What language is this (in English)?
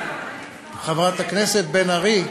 Hebrew